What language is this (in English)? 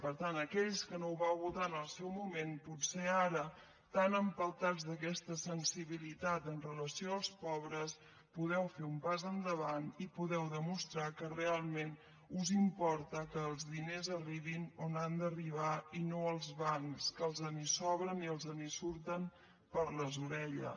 Catalan